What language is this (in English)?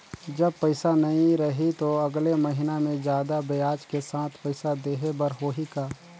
Chhattisgarhi